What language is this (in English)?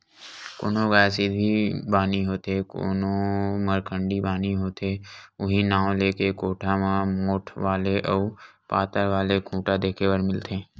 Chhattisgarhi